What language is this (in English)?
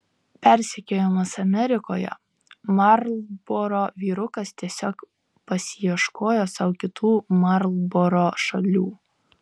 Lithuanian